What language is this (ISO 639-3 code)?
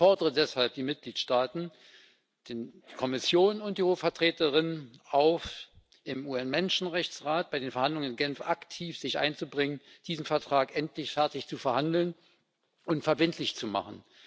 deu